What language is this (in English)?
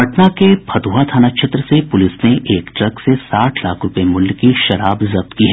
Hindi